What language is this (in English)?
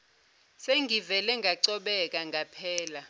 Zulu